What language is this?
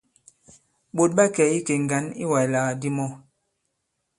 Bankon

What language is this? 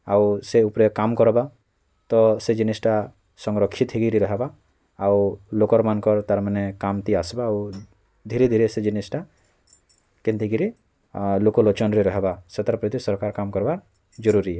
Odia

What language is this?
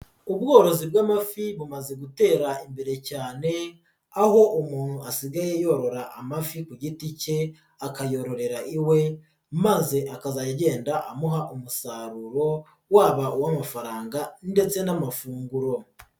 Kinyarwanda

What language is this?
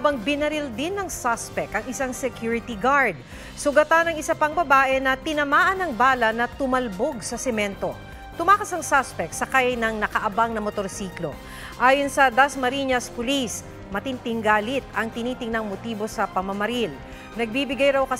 Filipino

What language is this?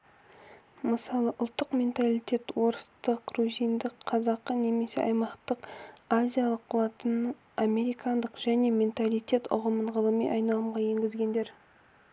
Kazakh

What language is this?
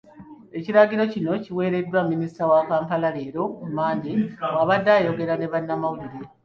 Ganda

